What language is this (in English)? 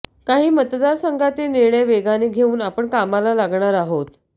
Marathi